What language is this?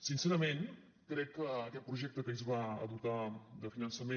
Catalan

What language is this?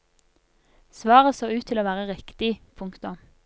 Norwegian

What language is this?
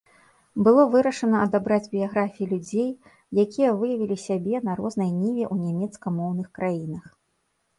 Belarusian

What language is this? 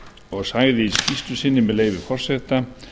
Icelandic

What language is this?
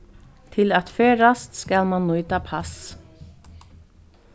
Faroese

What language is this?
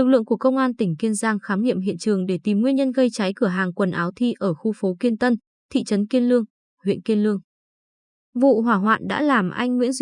Vietnamese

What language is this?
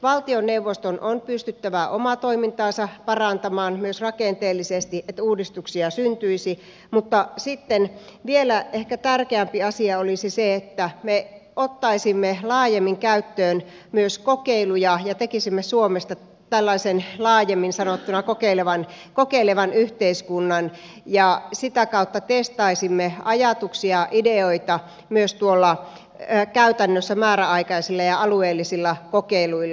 Finnish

